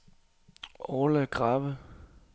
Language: Danish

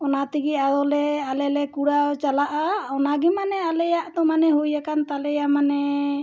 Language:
Santali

